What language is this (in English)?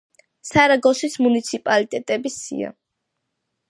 Georgian